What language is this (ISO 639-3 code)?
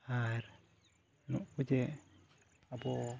sat